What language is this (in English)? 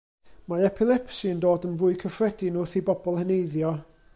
Welsh